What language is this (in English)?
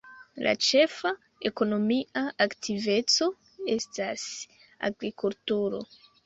Esperanto